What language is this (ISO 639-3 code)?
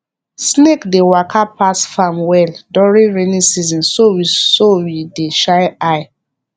pcm